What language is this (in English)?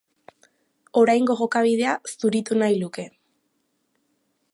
Basque